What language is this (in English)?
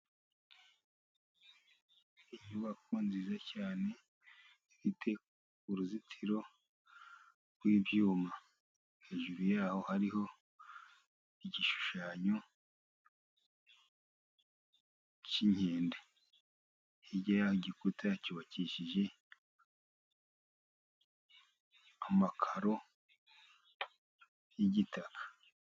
Kinyarwanda